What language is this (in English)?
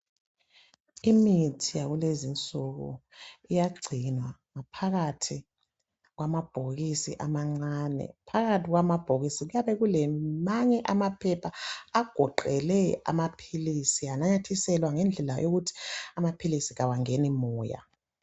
North Ndebele